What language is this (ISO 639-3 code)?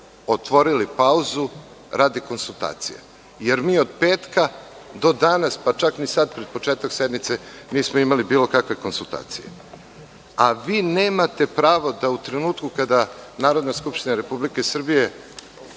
srp